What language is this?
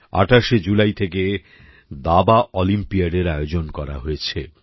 Bangla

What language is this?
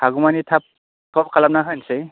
Bodo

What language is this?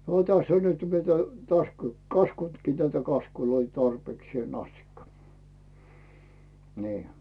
Finnish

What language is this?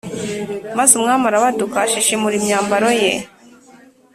Kinyarwanda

